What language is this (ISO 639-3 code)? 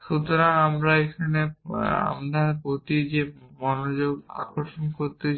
ben